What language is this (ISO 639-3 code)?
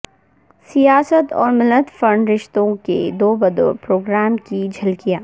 urd